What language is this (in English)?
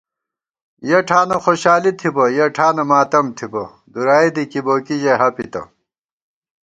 Gawar-Bati